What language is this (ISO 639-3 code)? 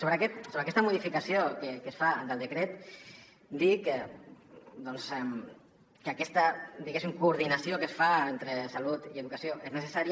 cat